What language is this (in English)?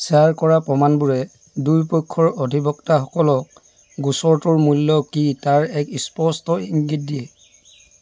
Assamese